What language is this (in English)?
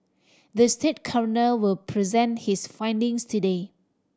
English